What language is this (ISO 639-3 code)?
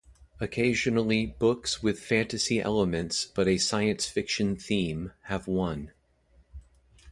eng